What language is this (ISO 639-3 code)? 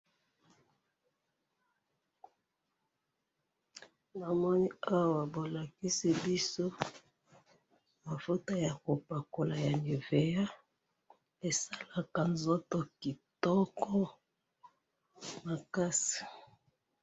lin